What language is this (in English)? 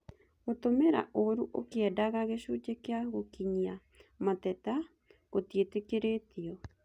Kikuyu